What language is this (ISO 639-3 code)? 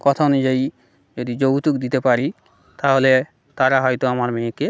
ben